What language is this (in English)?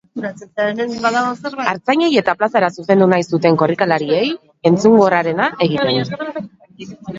Basque